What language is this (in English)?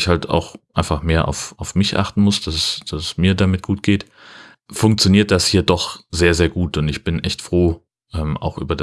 German